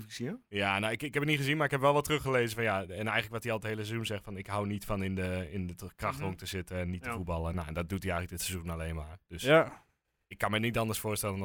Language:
Dutch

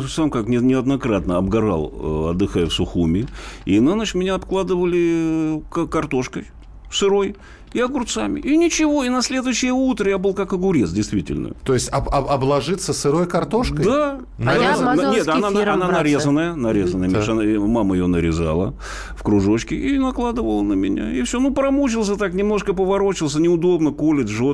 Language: Russian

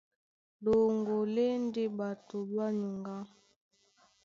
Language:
Duala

